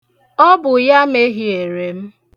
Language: Igbo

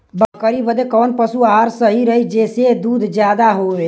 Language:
Bhojpuri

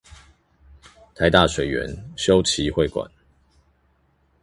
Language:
Chinese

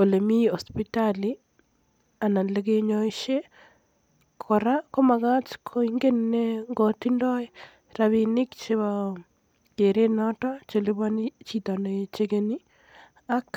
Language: Kalenjin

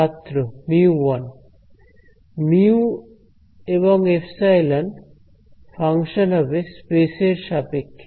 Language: Bangla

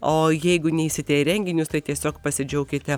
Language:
Lithuanian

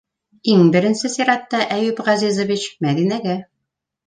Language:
Bashkir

